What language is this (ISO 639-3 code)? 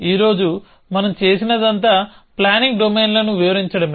tel